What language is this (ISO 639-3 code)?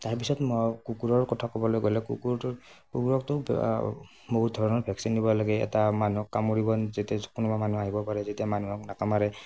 asm